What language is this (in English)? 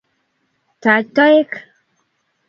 Kalenjin